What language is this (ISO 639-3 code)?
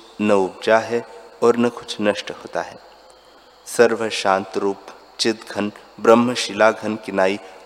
hin